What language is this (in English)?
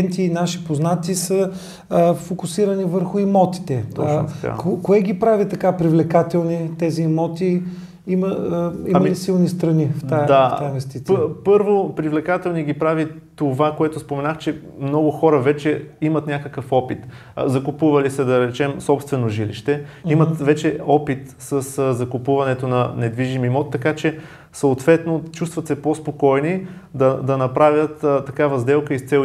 Bulgarian